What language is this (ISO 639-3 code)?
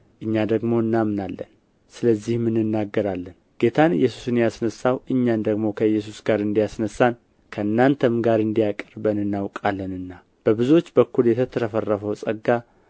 amh